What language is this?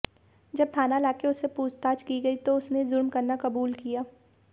Hindi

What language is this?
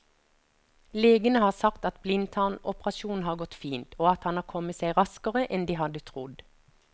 Norwegian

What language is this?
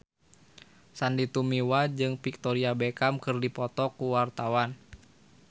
Sundanese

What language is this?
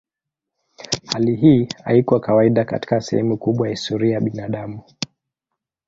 Swahili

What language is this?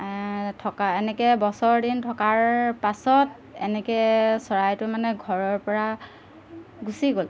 Assamese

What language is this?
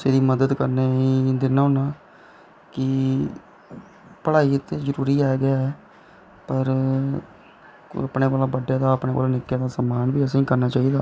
Dogri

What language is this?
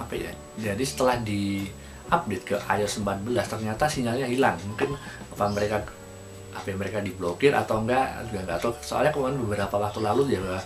Indonesian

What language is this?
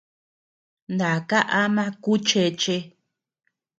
Tepeuxila Cuicatec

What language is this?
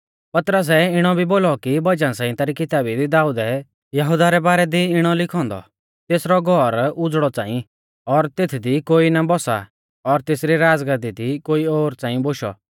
Mahasu Pahari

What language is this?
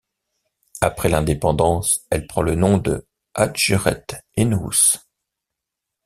French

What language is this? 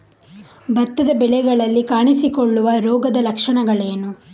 Kannada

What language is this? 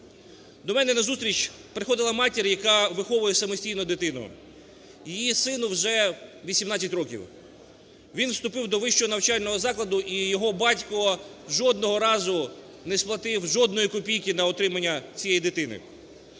Ukrainian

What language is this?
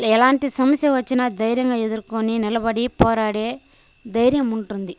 Telugu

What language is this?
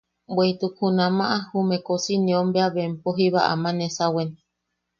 Yaqui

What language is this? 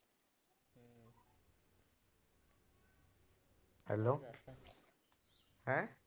Punjabi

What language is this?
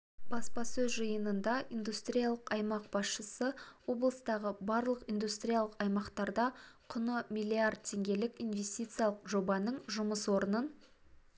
Kazakh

